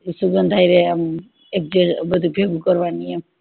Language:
Gujarati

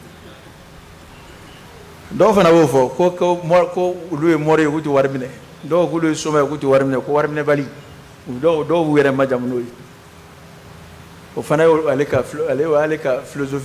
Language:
Arabic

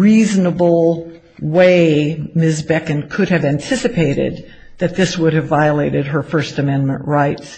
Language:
English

